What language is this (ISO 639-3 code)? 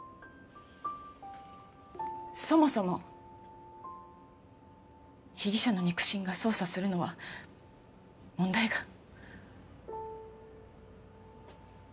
jpn